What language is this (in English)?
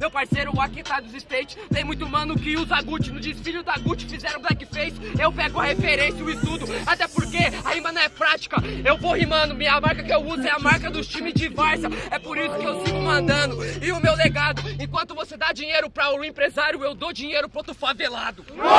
Portuguese